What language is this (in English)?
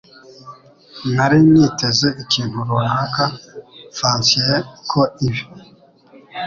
Kinyarwanda